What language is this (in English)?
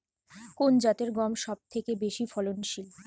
Bangla